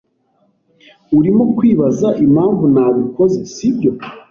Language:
Kinyarwanda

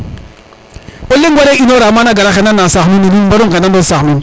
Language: Serer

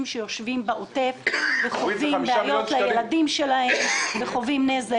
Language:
Hebrew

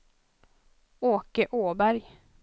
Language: Swedish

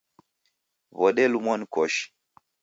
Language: Taita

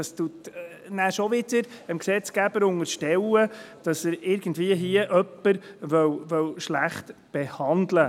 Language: Swiss German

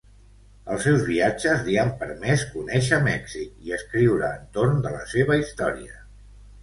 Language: Catalan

